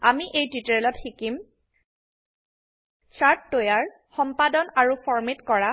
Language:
Assamese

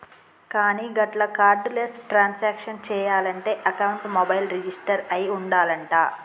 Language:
Telugu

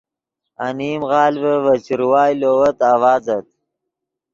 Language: Yidgha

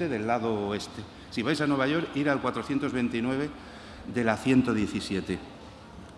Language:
Spanish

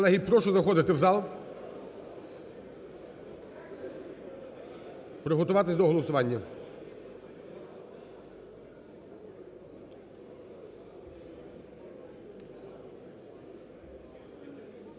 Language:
Ukrainian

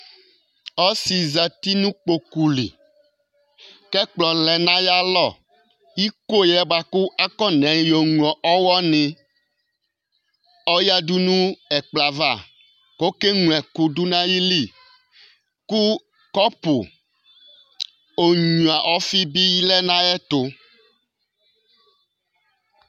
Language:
Ikposo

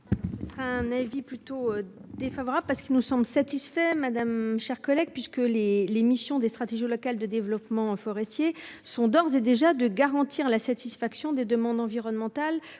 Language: French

